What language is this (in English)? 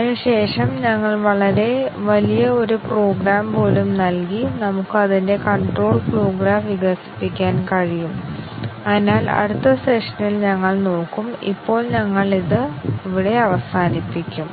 Malayalam